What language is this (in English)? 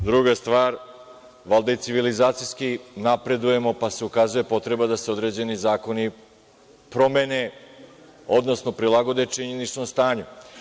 Serbian